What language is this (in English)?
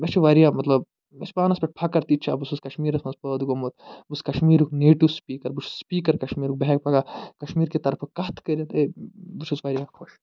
Kashmiri